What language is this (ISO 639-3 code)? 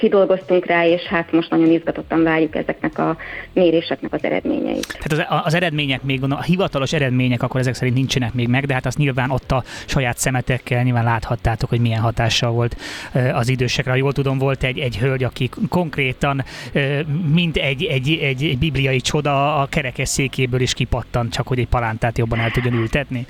hun